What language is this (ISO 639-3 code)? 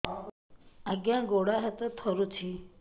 ori